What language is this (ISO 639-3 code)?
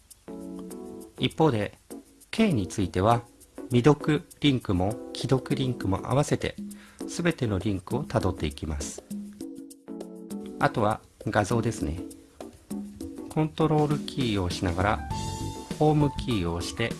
jpn